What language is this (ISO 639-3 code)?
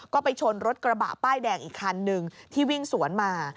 tha